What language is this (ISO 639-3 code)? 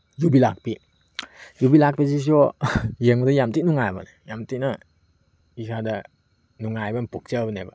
mni